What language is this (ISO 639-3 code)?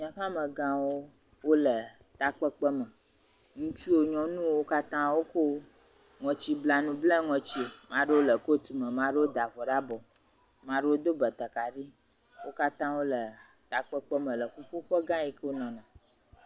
ewe